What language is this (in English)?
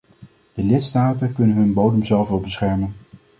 Dutch